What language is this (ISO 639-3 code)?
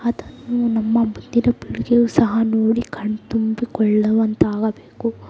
kan